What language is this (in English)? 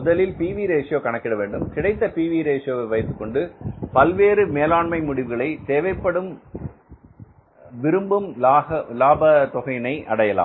Tamil